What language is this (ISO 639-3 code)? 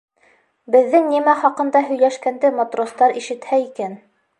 bak